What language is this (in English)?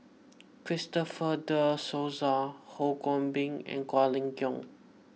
English